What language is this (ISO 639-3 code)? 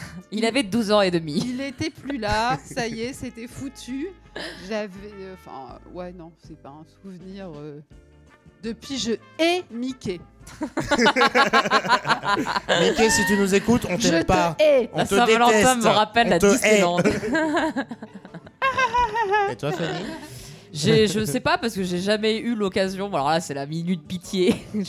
fra